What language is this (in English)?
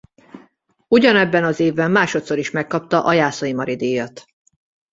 Hungarian